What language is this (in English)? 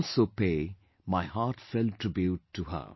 English